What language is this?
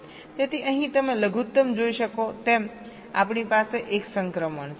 Gujarati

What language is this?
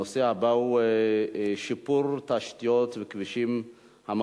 Hebrew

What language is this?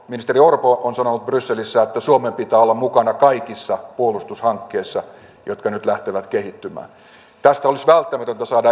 Finnish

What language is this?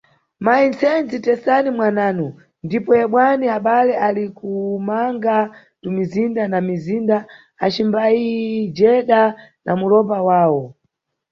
Nyungwe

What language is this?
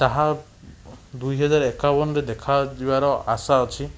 Odia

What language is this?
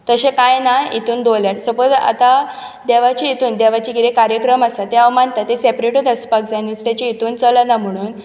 Konkani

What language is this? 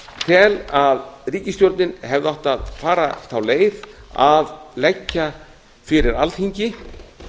Icelandic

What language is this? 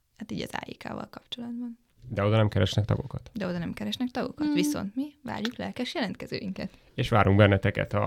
Hungarian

